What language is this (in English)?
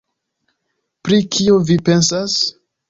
Esperanto